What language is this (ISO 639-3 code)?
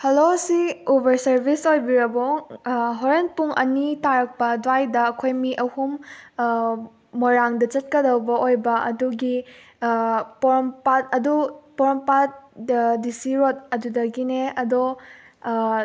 mni